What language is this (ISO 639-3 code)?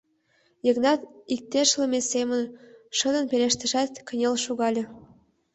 chm